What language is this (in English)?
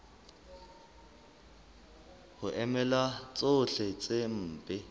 Southern Sotho